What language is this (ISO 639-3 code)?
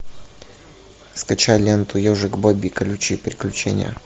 rus